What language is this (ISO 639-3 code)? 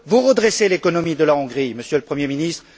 fra